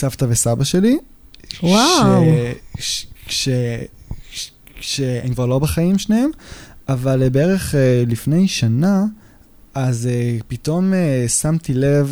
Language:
Hebrew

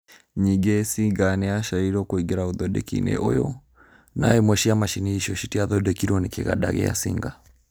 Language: Kikuyu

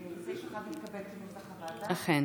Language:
Hebrew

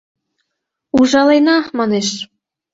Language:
Mari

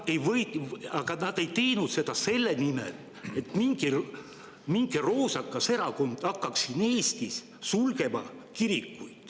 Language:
Estonian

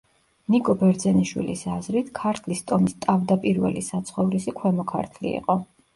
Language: Georgian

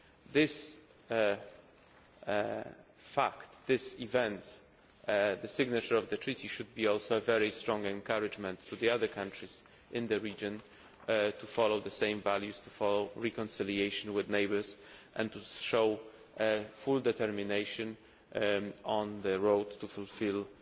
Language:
English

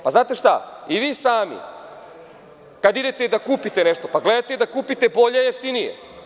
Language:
Serbian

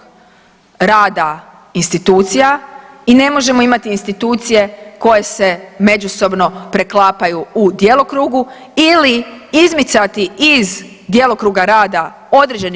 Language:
Croatian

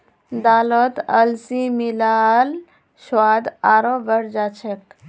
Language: Magahi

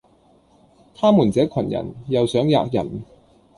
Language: Cantonese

